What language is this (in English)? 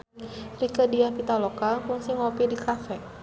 Sundanese